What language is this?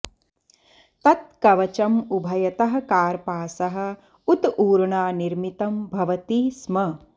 Sanskrit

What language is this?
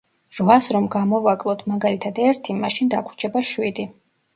Georgian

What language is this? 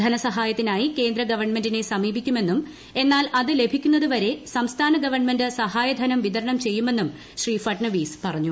Malayalam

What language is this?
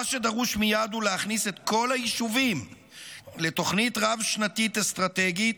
Hebrew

